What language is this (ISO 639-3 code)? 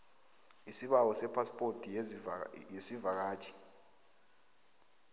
nbl